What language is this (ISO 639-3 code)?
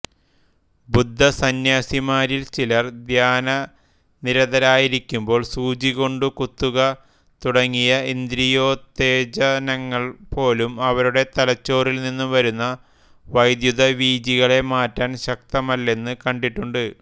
mal